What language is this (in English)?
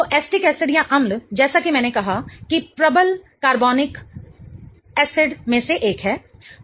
Hindi